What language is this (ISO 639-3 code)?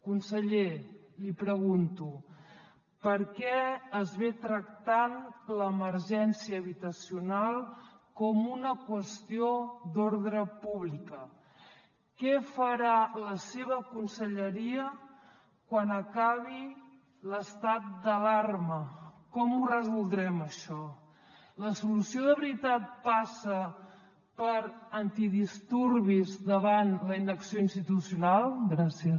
cat